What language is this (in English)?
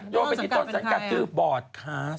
Thai